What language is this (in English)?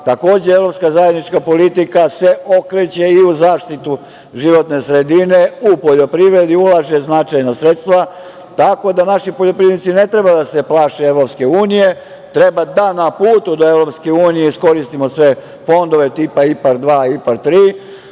Serbian